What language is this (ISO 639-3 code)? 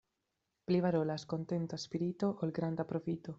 epo